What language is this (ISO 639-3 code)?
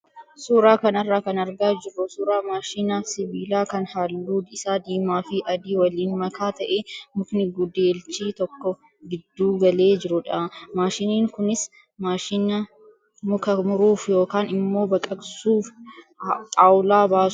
orm